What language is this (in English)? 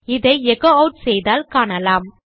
Tamil